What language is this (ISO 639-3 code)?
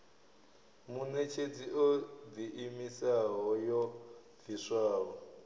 ven